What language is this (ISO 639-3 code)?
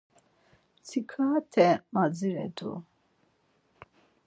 lzz